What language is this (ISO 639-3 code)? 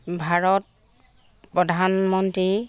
asm